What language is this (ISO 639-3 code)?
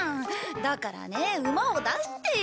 jpn